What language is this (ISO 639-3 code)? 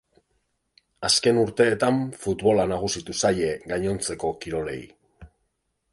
eus